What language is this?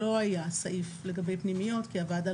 Hebrew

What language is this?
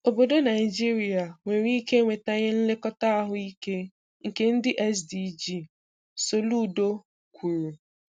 Igbo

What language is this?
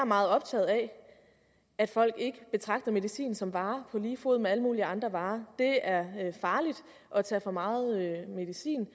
Danish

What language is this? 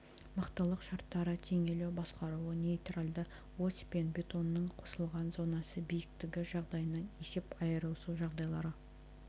Kazakh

